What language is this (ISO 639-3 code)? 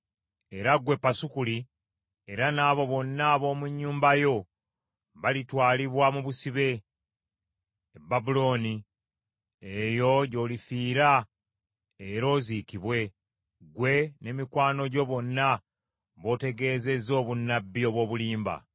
lug